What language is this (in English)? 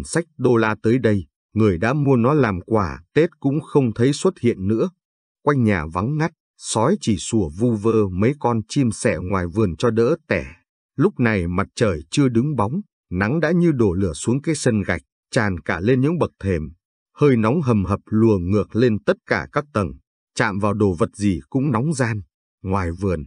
Vietnamese